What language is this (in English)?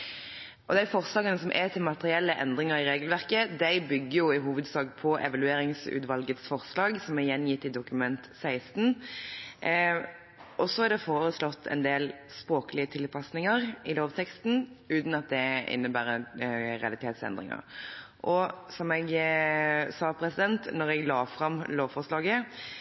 Norwegian Bokmål